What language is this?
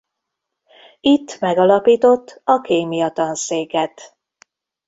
Hungarian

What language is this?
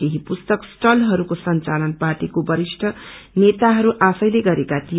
Nepali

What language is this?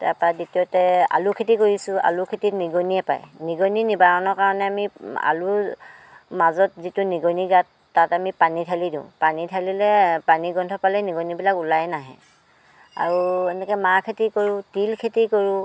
Assamese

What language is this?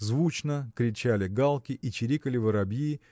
Russian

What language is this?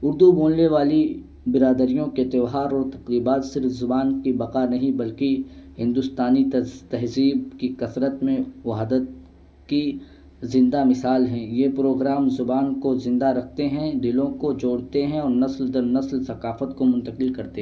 Urdu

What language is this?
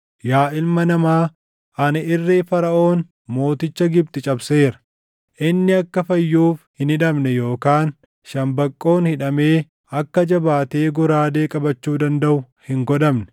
Oromo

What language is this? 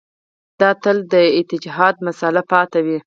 Pashto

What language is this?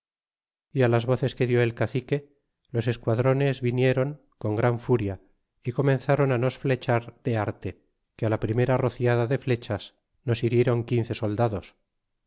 Spanish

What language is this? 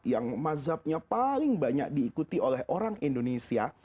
Indonesian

